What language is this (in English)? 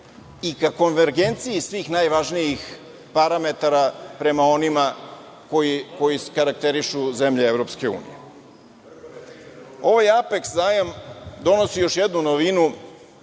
Serbian